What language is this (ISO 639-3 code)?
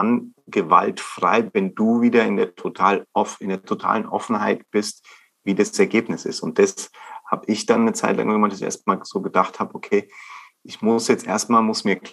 deu